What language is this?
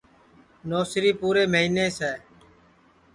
Sansi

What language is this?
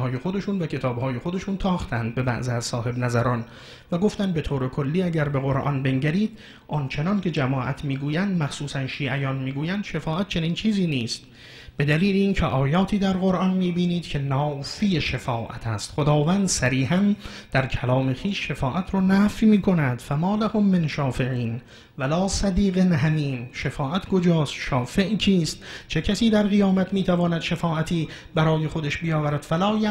Persian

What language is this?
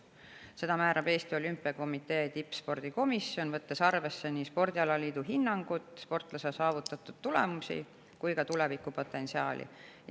Estonian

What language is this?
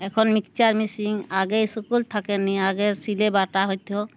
Bangla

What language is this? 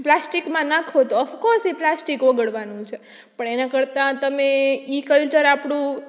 Gujarati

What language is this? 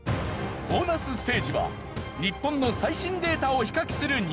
Japanese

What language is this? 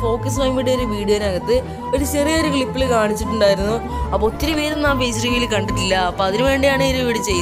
Turkish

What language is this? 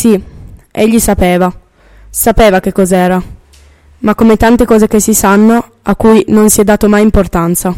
Italian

